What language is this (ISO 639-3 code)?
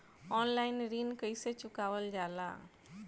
bho